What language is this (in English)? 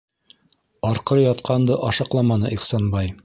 Bashkir